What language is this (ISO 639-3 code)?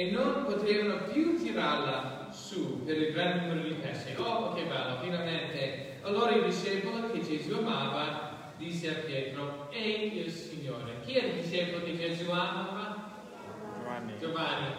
ita